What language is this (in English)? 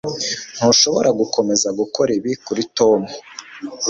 Kinyarwanda